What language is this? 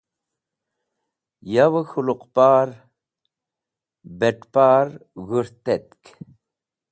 Wakhi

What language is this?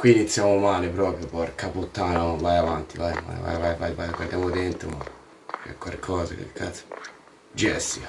Italian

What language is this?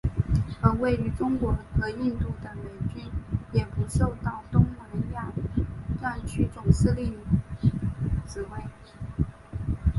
Chinese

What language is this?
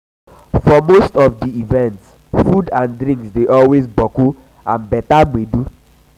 Nigerian Pidgin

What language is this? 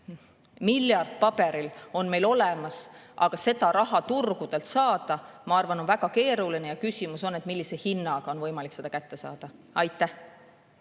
Estonian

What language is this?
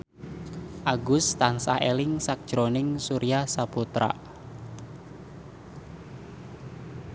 Javanese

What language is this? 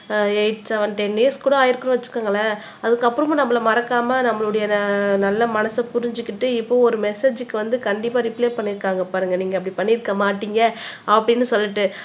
Tamil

